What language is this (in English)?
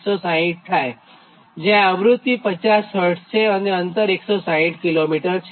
Gujarati